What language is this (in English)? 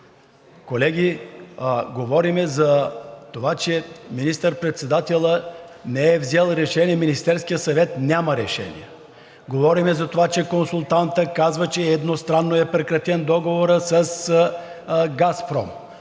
Bulgarian